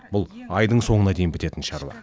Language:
Kazakh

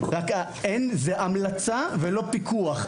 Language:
Hebrew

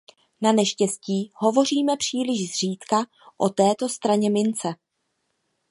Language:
Czech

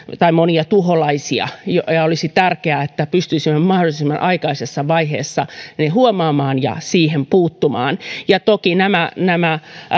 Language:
Finnish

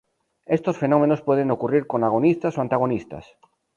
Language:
Spanish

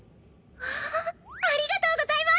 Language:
Japanese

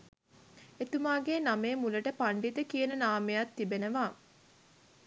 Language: Sinhala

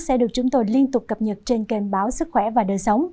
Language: Vietnamese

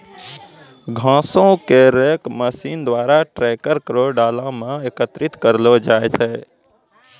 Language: Maithili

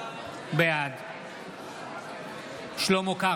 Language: Hebrew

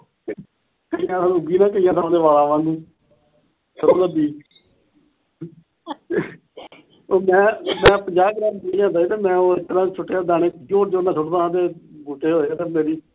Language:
Punjabi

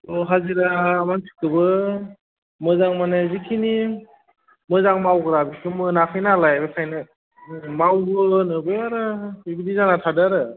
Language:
Bodo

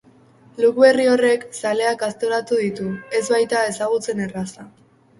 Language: Basque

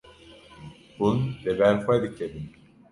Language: Kurdish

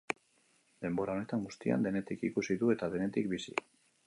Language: Basque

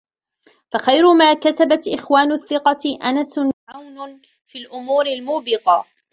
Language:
Arabic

